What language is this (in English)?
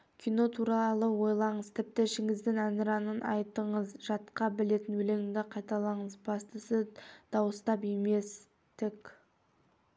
Kazakh